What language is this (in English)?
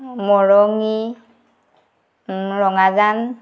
Assamese